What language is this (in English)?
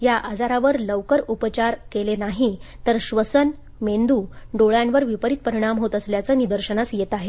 Marathi